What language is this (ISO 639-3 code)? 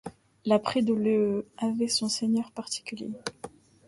fra